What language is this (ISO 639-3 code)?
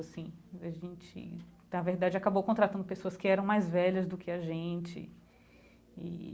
por